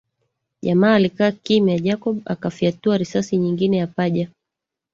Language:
Swahili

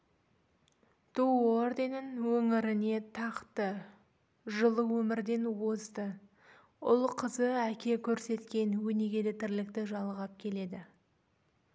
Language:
Kazakh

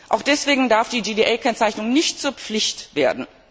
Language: German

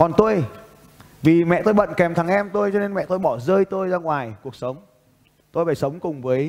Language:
Vietnamese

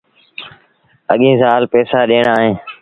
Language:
Sindhi Bhil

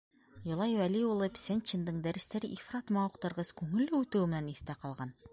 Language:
Bashkir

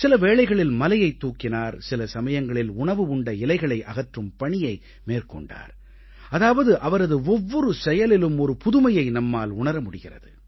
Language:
Tamil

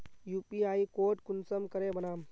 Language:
Magahi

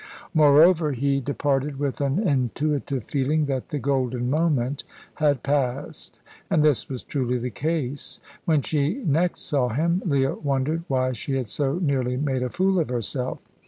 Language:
English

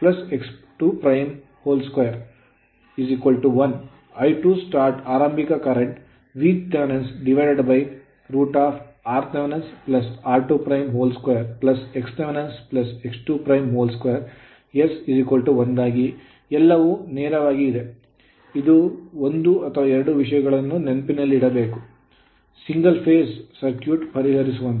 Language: Kannada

